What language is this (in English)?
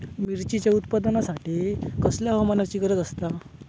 Marathi